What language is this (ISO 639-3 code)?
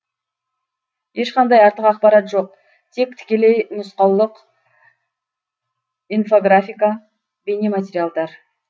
kaz